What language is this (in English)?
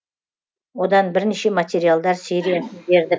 Kazakh